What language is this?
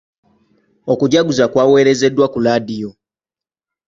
Ganda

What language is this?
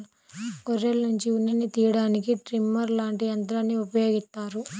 Telugu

